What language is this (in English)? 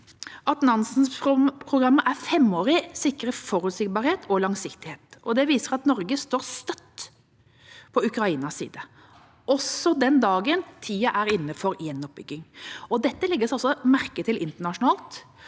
Norwegian